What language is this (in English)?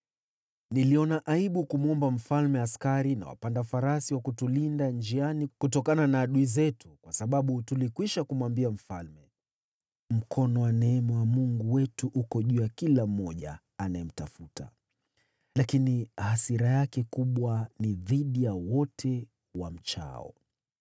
Swahili